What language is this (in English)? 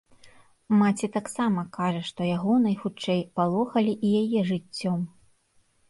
Belarusian